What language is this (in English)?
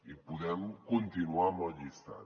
Catalan